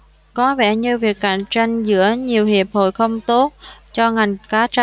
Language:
Vietnamese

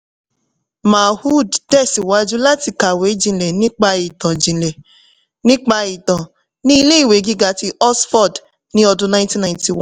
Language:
Yoruba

